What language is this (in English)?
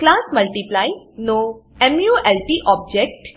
Gujarati